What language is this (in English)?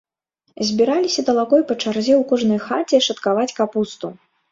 Belarusian